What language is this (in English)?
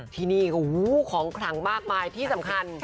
Thai